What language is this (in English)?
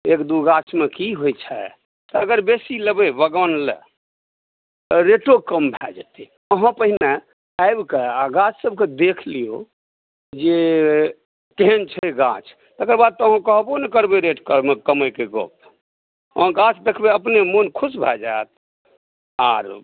Maithili